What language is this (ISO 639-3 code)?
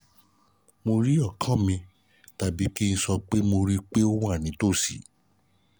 yor